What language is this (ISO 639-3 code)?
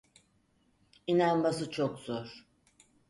tur